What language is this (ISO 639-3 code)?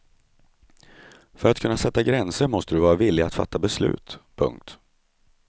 swe